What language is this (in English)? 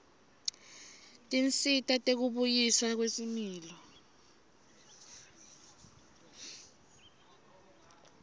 Swati